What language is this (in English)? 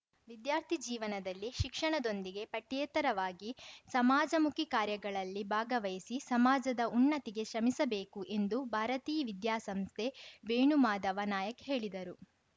Kannada